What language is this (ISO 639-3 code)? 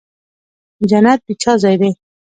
pus